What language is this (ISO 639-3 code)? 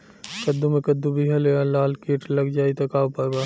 bho